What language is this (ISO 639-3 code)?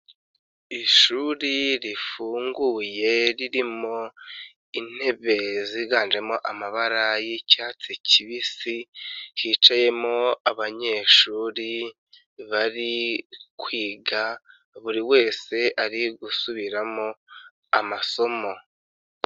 kin